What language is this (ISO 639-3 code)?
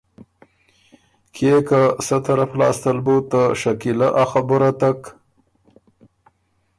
oru